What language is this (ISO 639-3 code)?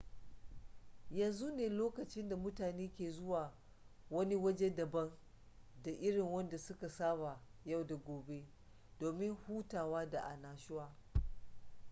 hau